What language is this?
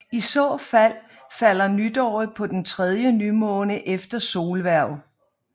Danish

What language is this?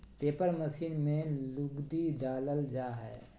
Magahi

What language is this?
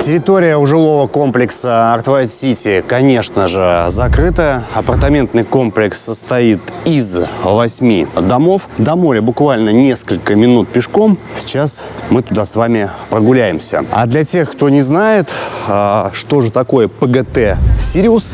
Russian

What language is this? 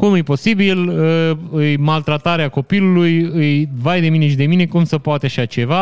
Romanian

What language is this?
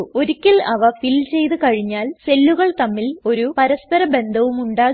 Malayalam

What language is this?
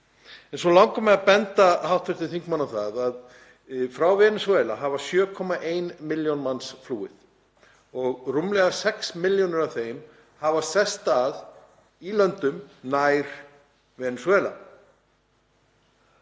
Icelandic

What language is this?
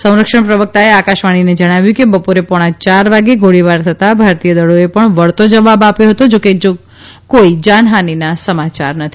Gujarati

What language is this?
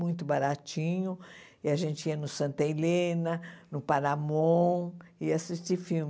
Portuguese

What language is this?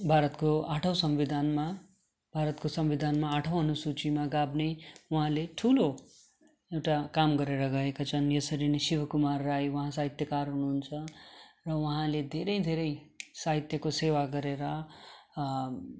Nepali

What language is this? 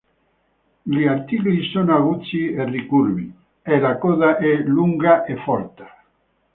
Italian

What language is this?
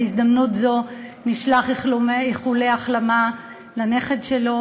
Hebrew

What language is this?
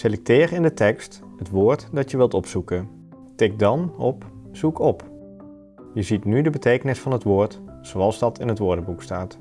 Dutch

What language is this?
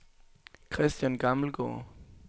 Danish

